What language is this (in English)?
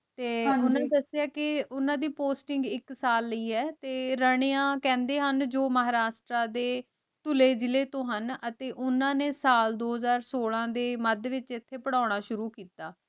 Punjabi